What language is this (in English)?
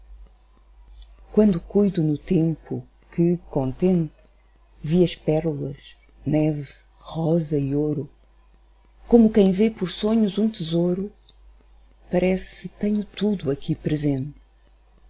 Portuguese